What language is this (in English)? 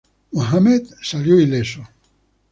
Spanish